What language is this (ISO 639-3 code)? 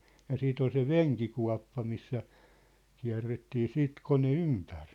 fin